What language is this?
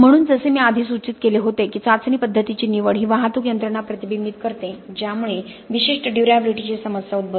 Marathi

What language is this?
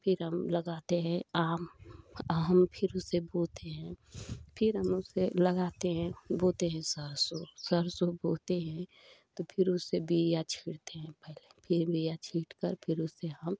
Hindi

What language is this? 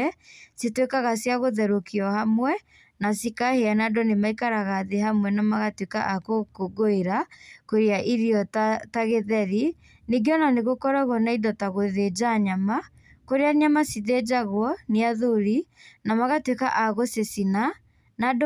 Kikuyu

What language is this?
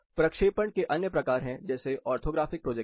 Hindi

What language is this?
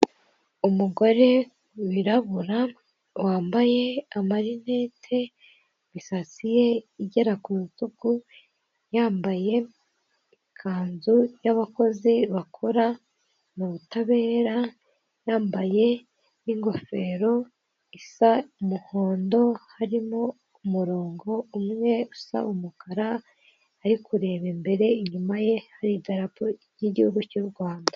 Kinyarwanda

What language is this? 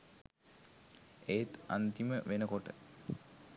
Sinhala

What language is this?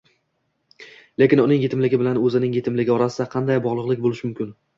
Uzbek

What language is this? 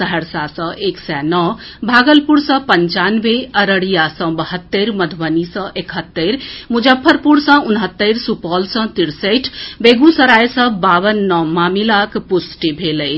Maithili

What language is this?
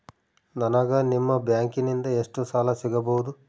Kannada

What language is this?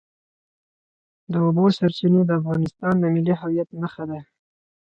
Pashto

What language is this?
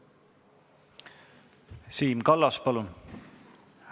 Estonian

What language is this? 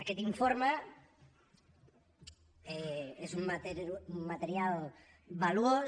Catalan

